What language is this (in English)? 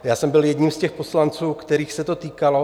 Czech